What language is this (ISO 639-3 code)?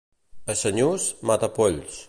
cat